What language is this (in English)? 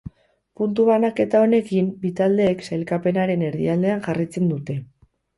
Basque